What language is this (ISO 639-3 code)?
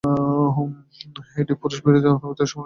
ben